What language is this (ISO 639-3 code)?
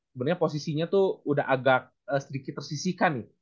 ind